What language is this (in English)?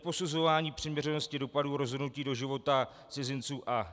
Czech